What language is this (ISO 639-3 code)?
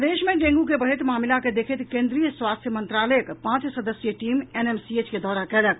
mai